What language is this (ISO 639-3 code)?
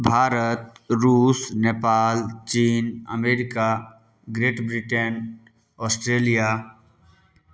mai